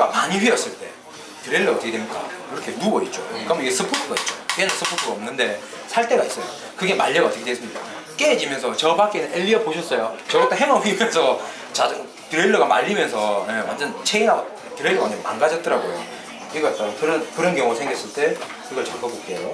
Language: Korean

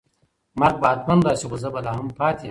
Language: Pashto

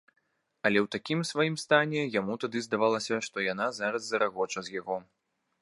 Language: Belarusian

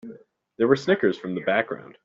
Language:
English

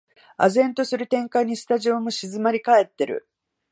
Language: Japanese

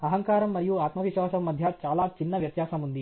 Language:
Telugu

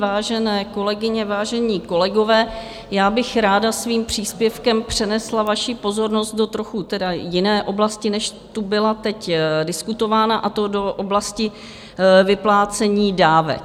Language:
Czech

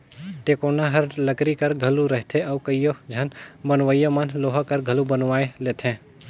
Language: Chhattisgarhi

